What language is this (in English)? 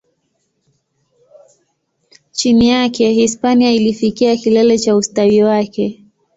Swahili